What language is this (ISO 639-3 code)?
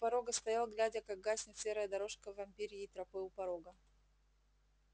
rus